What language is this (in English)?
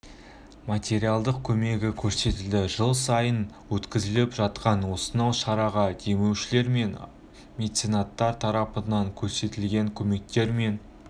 Kazakh